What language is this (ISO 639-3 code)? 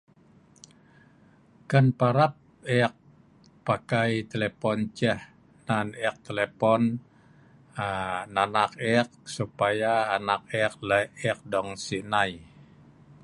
snv